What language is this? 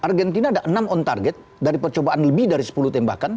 Indonesian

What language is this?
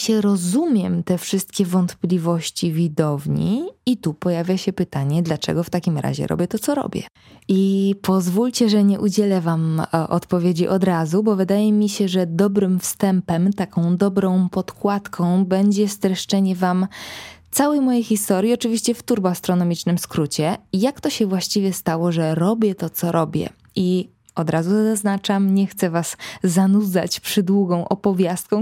Polish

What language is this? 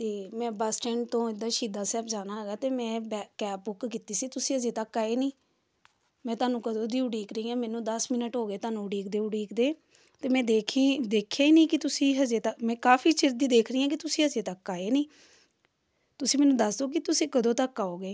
Punjabi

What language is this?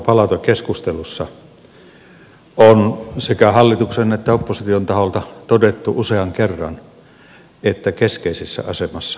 Finnish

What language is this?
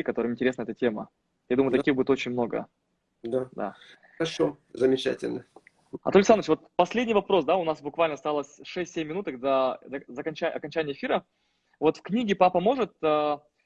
Russian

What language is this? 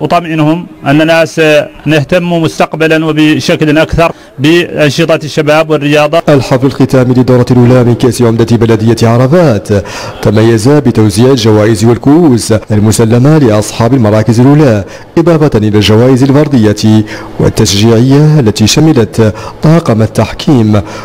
Arabic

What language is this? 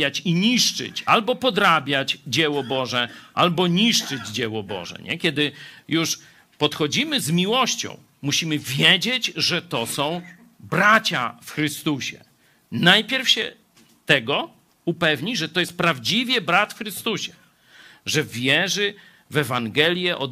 Polish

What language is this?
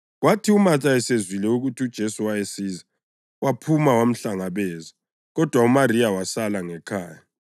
North Ndebele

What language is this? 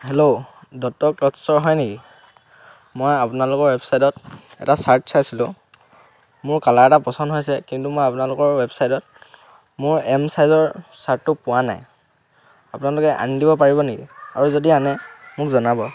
Assamese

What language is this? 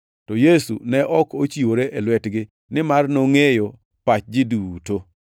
Luo (Kenya and Tanzania)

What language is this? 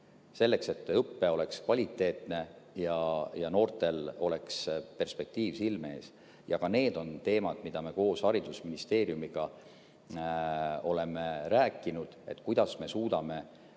Estonian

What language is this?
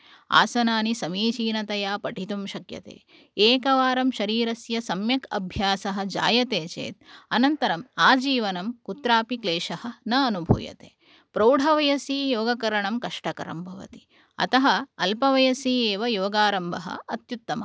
Sanskrit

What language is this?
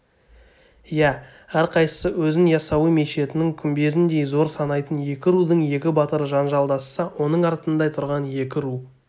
Kazakh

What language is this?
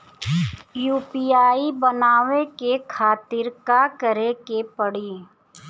Bhojpuri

